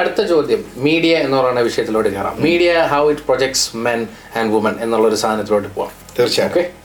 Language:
Malayalam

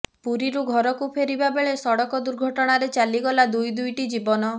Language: Odia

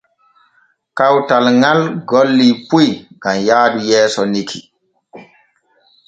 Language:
Borgu Fulfulde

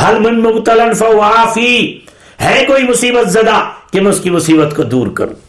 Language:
Urdu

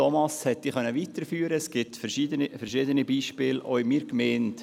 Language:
Swiss German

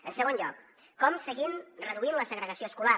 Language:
Catalan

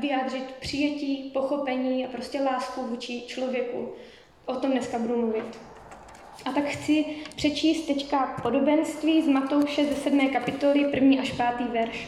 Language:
Czech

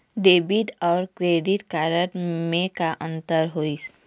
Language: Chhattisgarhi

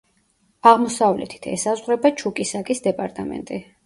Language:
Georgian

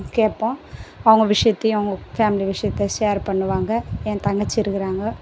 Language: Tamil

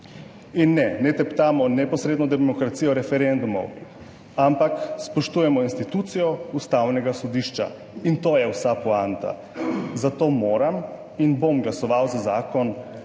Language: Slovenian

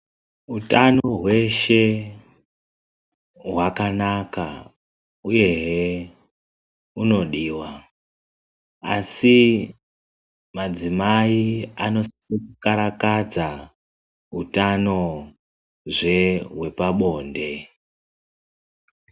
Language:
Ndau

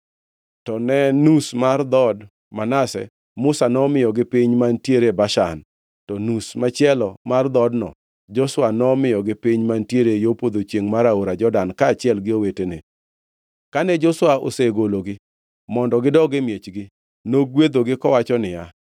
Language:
Luo (Kenya and Tanzania)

